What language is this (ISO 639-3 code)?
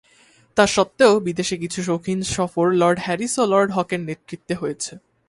ben